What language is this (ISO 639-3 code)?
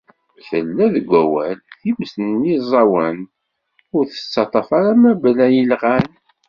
kab